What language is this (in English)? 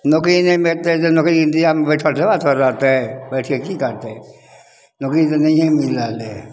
Maithili